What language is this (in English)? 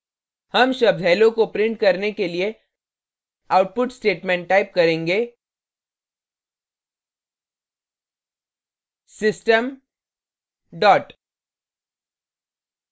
Hindi